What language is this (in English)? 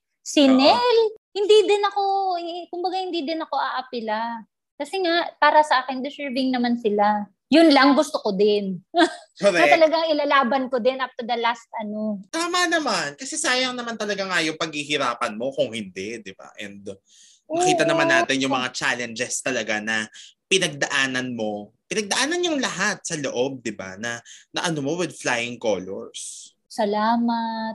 Filipino